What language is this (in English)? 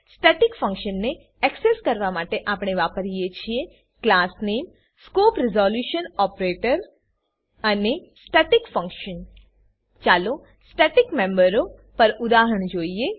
Gujarati